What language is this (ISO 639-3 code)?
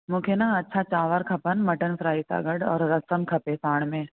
snd